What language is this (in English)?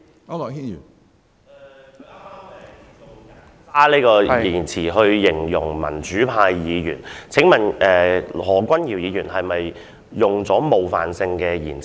Cantonese